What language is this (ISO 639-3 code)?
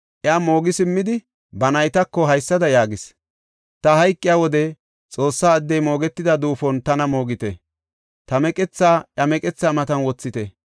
gof